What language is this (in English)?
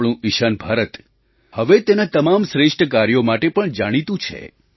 Gujarati